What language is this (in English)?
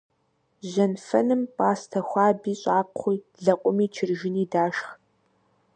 Kabardian